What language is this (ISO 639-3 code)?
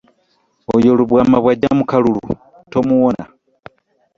lug